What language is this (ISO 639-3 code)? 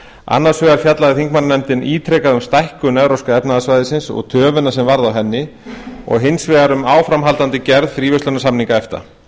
isl